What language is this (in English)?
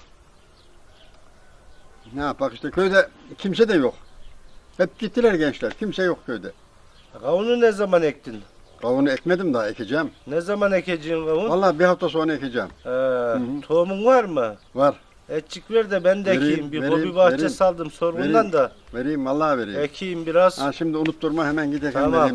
Turkish